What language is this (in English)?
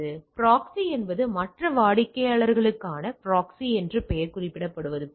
Tamil